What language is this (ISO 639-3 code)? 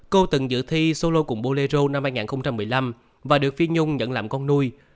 vie